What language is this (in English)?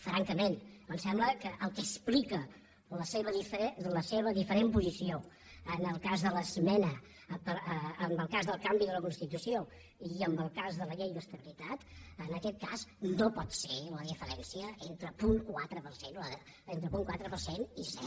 Catalan